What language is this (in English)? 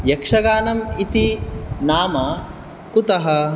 Sanskrit